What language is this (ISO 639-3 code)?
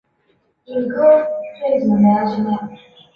zho